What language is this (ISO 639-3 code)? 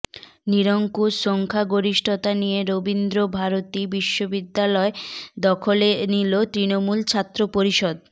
ben